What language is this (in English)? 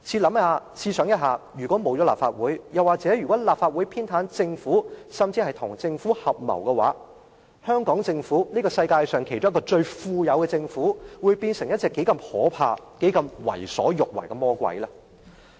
Cantonese